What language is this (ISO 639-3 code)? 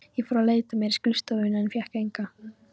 isl